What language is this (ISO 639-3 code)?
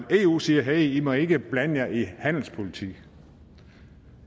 dan